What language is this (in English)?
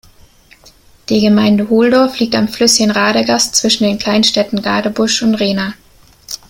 German